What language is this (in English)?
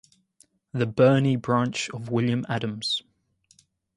English